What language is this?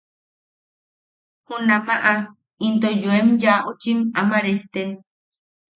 Yaqui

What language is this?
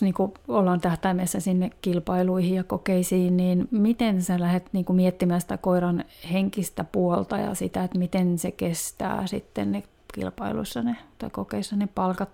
Finnish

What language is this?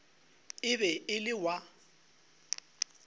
Northern Sotho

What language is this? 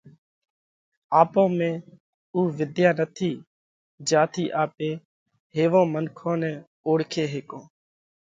Parkari Koli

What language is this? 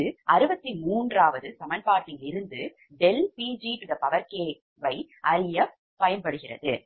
Tamil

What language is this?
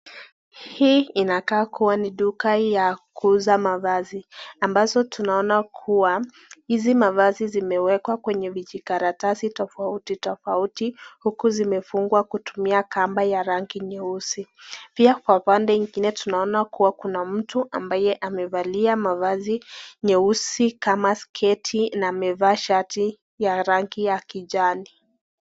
Swahili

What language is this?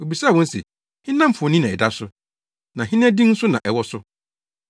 Akan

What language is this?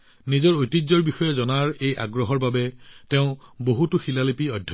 Assamese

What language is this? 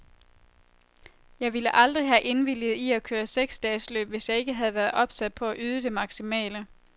Danish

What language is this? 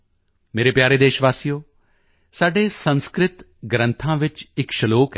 Punjabi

